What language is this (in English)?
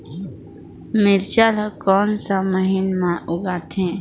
Chhattisgarhi